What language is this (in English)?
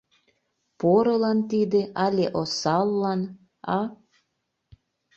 Mari